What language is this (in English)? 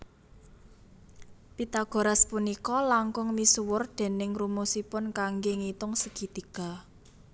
Javanese